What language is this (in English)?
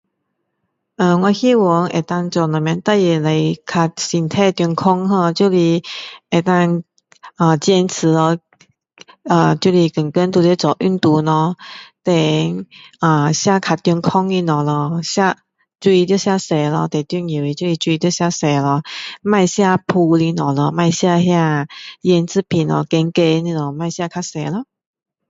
Min Dong Chinese